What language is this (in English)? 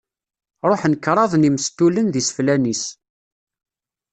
Kabyle